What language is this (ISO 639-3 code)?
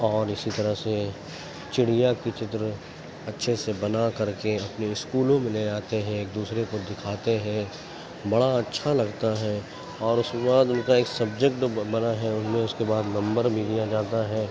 urd